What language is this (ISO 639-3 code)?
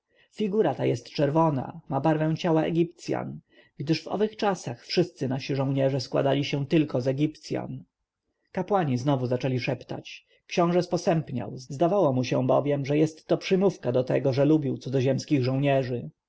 pol